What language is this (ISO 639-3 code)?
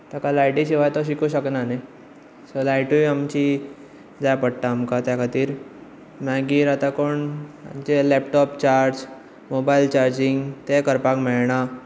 kok